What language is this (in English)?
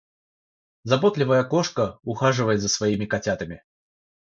Russian